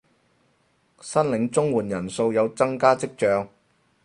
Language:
Cantonese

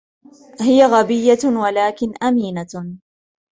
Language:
Arabic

